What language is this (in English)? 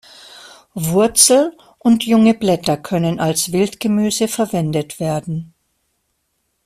German